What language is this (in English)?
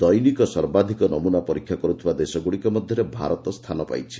Odia